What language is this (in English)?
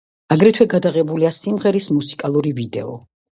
Georgian